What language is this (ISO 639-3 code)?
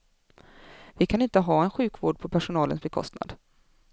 swe